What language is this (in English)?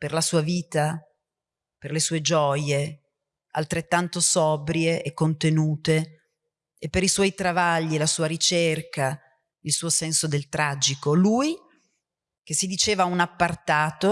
Italian